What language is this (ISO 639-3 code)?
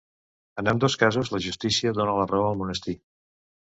cat